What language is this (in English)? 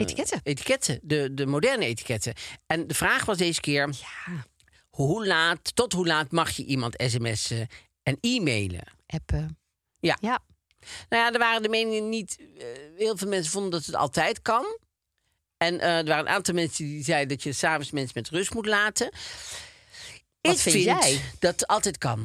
Dutch